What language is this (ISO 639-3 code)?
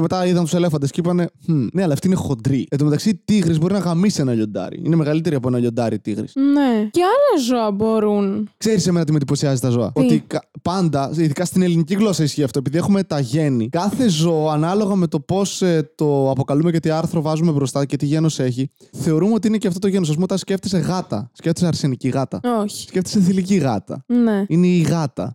ell